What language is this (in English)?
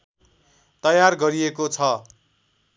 Nepali